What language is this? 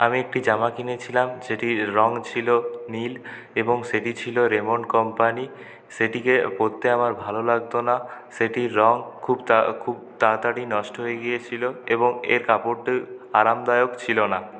Bangla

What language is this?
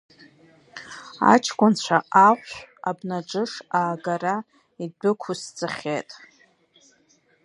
Abkhazian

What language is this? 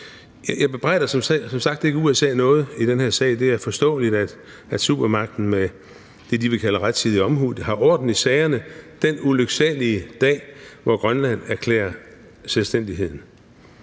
Danish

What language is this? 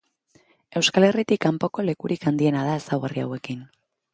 Basque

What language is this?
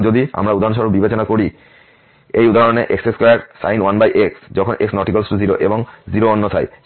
Bangla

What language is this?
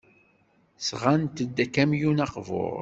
Kabyle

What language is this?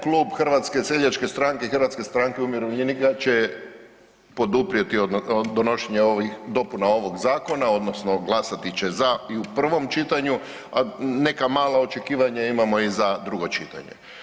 Croatian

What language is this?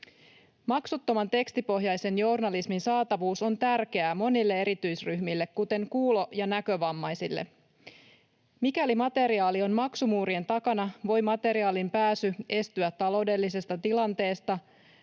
Finnish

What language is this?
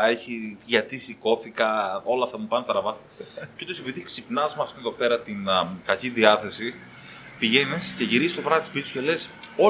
Greek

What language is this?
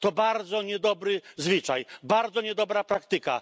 Polish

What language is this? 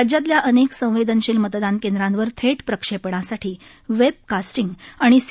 Marathi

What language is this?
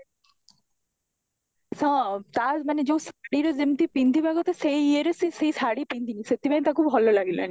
Odia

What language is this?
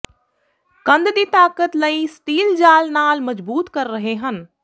Punjabi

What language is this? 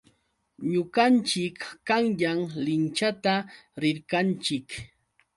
Yauyos Quechua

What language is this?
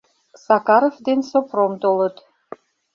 Mari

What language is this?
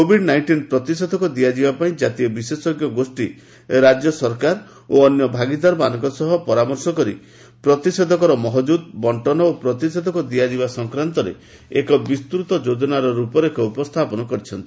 Odia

